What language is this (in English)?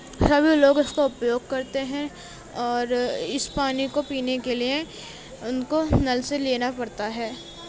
Urdu